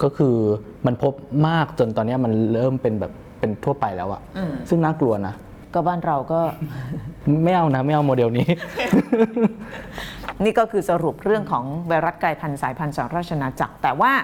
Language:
Thai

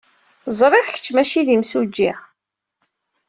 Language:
Kabyle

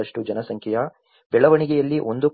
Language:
Kannada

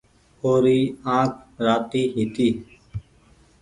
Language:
Goaria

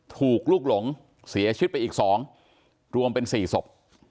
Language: Thai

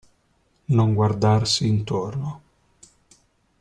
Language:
Italian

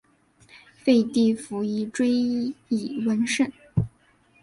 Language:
Chinese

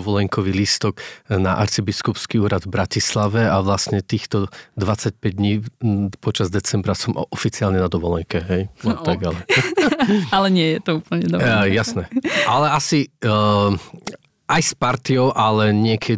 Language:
Slovak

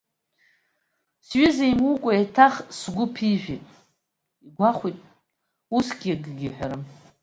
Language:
Abkhazian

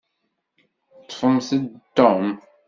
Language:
Kabyle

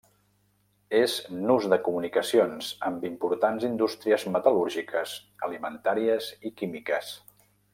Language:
Catalan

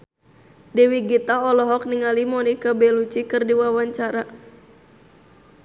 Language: Sundanese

